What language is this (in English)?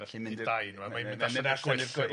Welsh